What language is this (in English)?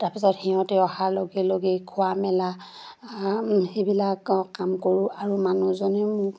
Assamese